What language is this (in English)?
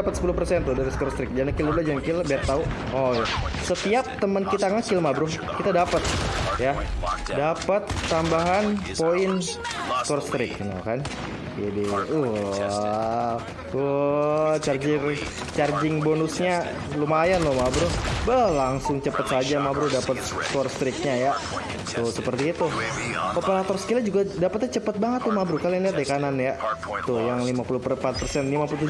Indonesian